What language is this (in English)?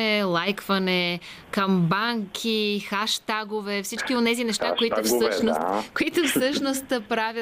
Bulgarian